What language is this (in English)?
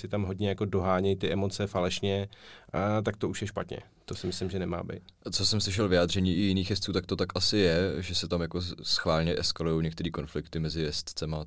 Czech